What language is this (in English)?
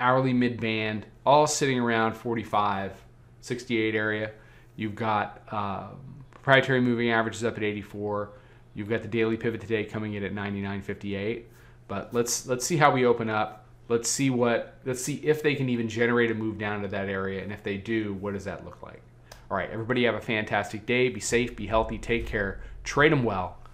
English